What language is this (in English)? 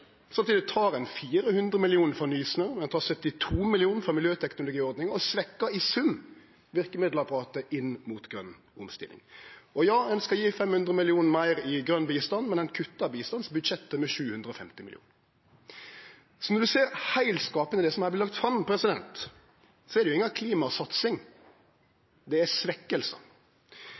Norwegian Nynorsk